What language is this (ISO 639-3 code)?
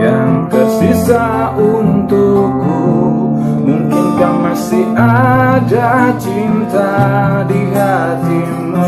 ind